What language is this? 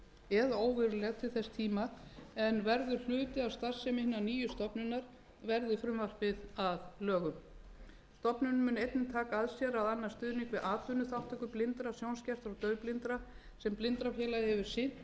Icelandic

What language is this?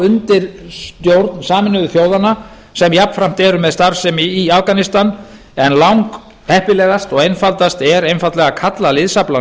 Icelandic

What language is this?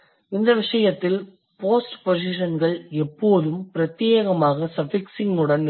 Tamil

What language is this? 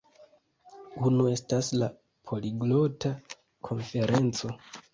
Esperanto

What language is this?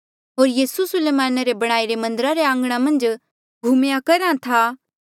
Mandeali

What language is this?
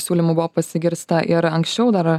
Lithuanian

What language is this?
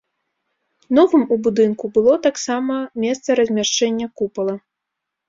Belarusian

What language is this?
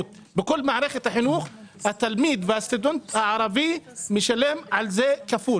Hebrew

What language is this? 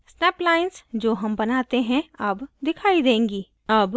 Hindi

